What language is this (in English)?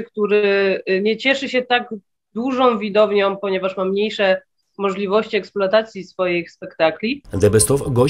Polish